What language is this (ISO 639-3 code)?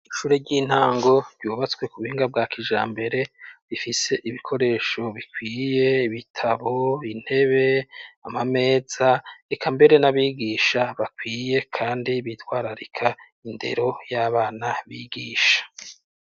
run